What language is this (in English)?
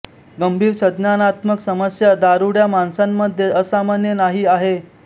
Marathi